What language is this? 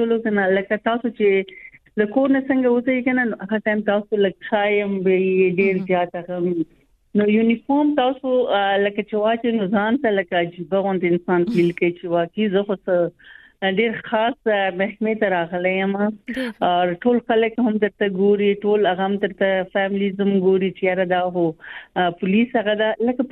Urdu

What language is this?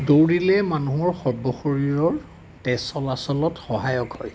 Assamese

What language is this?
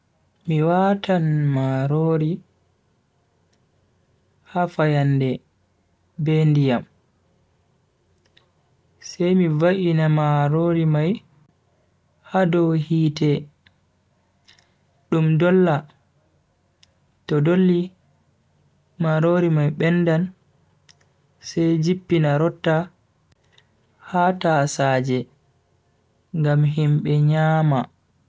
Bagirmi Fulfulde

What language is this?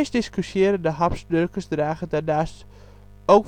Dutch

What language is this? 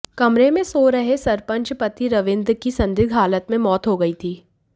Hindi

